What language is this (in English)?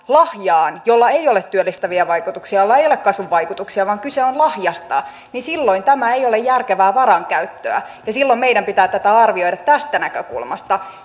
Finnish